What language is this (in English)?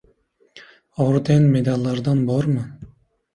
Uzbek